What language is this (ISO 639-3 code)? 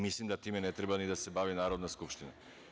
srp